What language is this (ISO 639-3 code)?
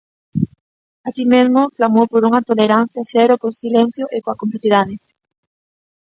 glg